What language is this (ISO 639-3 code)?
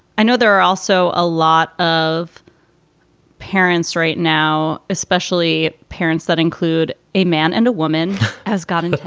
eng